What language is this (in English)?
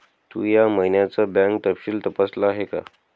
Marathi